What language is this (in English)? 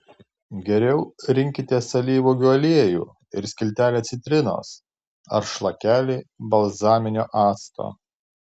Lithuanian